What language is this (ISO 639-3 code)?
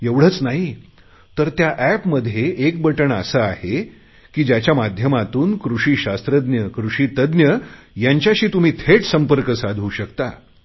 mar